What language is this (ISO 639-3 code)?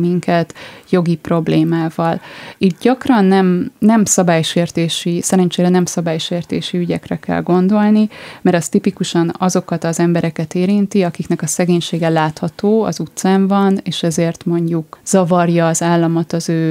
hun